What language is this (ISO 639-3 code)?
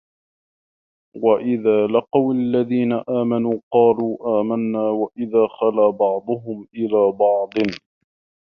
ara